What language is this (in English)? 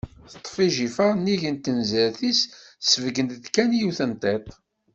Kabyle